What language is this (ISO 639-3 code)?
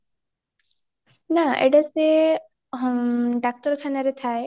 ori